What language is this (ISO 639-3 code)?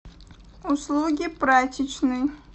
rus